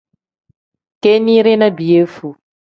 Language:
Tem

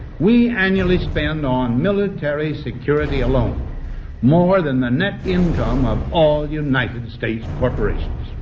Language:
English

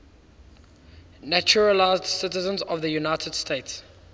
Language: English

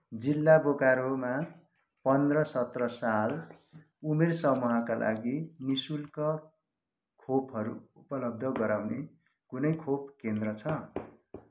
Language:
Nepali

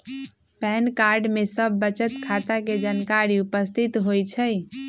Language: Magahi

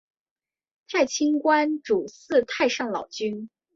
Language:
Chinese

